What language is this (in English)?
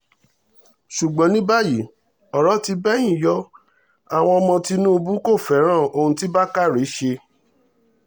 Yoruba